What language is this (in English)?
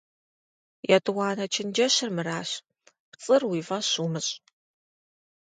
Kabardian